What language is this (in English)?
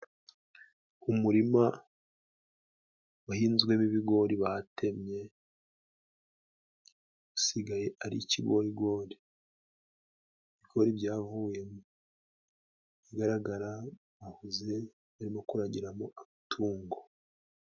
Kinyarwanda